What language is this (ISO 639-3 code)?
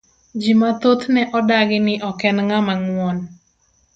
luo